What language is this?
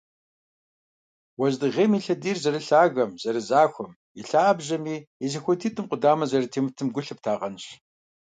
Kabardian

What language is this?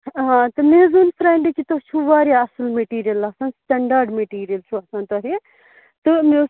Kashmiri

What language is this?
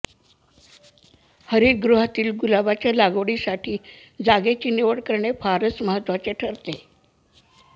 Marathi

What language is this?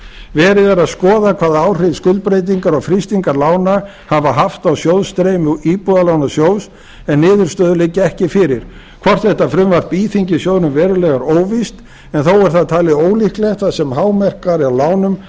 Icelandic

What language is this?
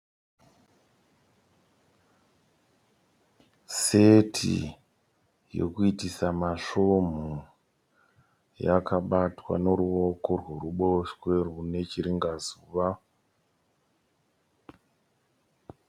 Shona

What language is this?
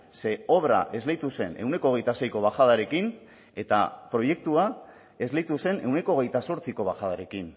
Basque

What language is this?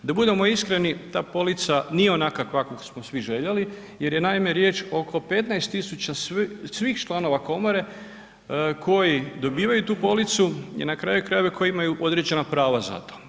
Croatian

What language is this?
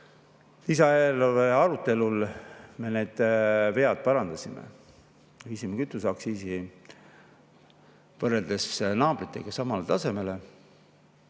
Estonian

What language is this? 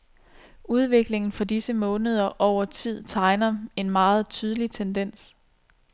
Danish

